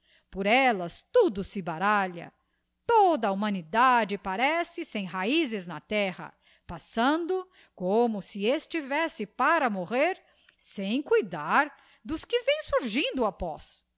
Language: Portuguese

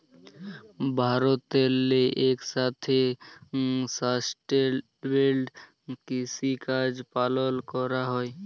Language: Bangla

